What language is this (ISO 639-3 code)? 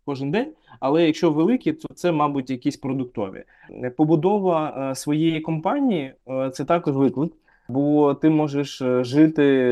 ukr